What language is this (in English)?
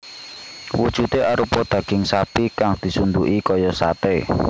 Javanese